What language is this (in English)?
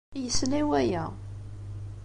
Kabyle